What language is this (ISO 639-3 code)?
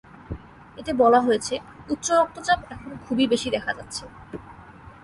ben